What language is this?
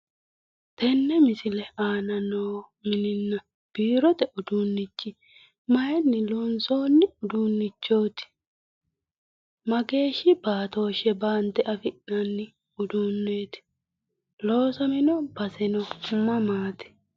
Sidamo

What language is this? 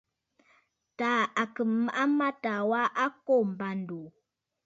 Bafut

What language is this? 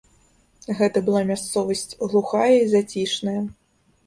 Belarusian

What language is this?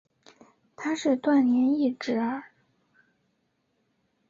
Chinese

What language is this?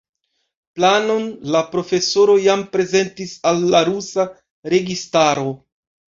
Esperanto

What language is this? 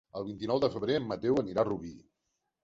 Catalan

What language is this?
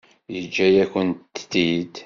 Kabyle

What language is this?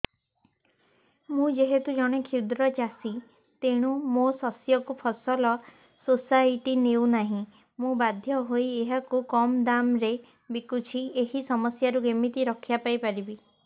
Odia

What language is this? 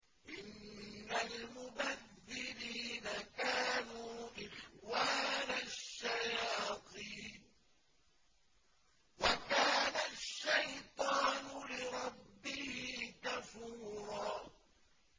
Arabic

